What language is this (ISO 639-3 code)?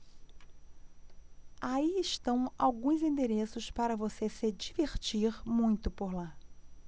por